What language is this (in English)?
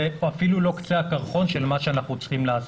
Hebrew